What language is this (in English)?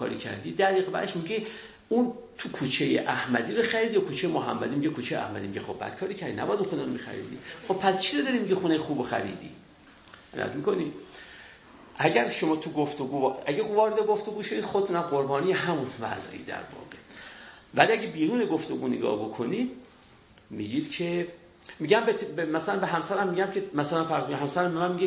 Persian